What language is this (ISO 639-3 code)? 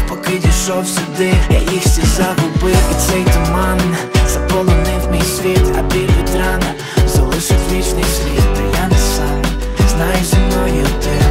ukr